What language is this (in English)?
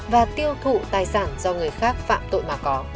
Vietnamese